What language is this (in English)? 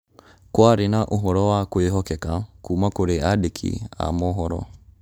Kikuyu